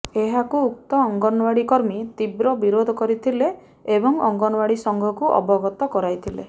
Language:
Odia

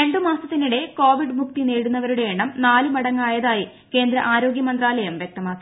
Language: Malayalam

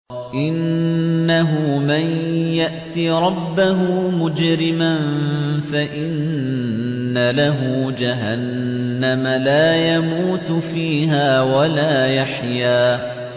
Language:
Arabic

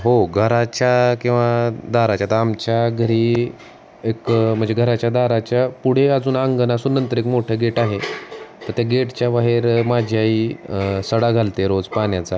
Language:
Marathi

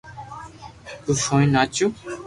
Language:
Loarki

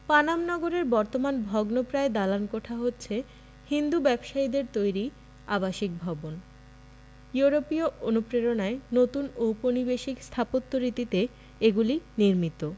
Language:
Bangla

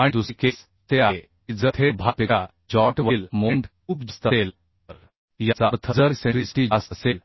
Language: Marathi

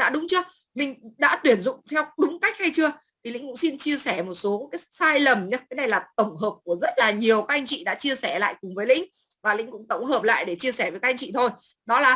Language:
Vietnamese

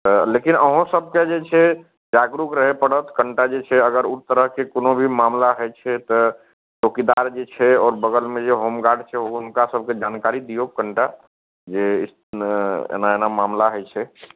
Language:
Maithili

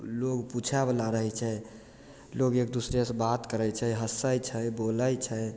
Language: Maithili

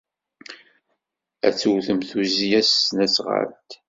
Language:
Kabyle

